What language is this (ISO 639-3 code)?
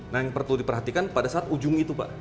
ind